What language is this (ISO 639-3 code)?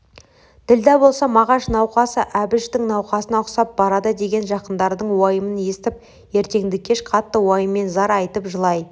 kaz